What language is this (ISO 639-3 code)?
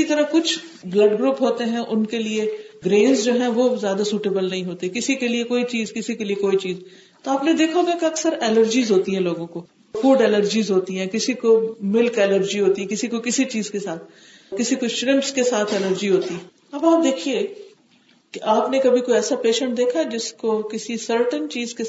urd